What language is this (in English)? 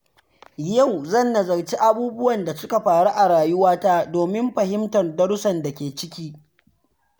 Hausa